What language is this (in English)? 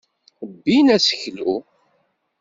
Kabyle